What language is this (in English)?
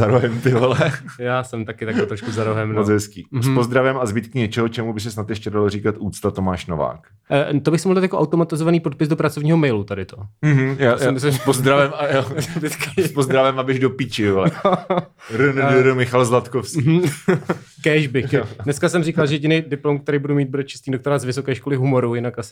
Czech